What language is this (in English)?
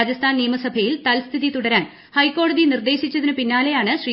Malayalam